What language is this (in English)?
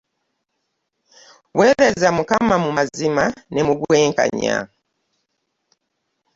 Ganda